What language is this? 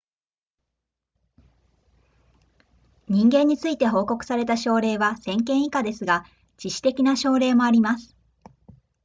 Japanese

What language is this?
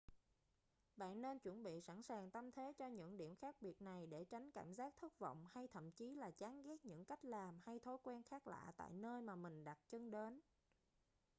Vietnamese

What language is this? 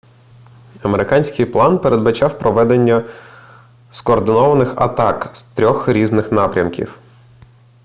Ukrainian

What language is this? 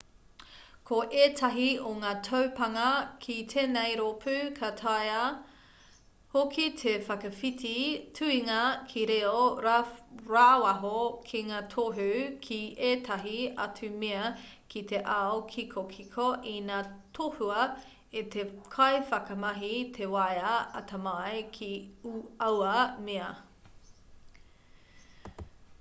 Māori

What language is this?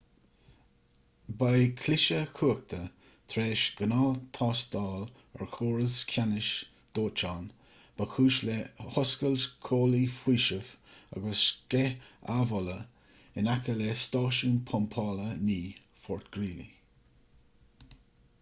Irish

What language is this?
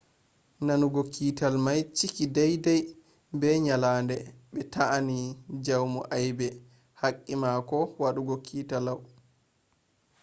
Fula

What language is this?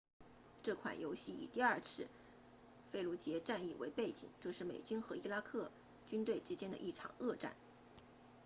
Chinese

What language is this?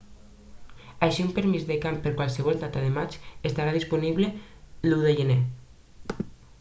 Catalan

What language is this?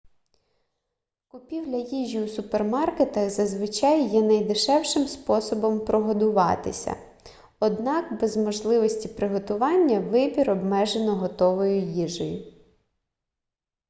Ukrainian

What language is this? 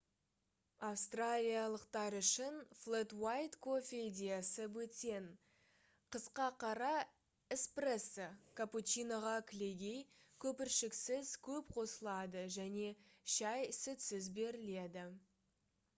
Kazakh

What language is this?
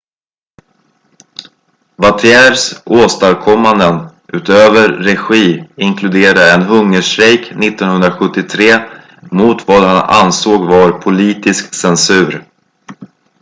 Swedish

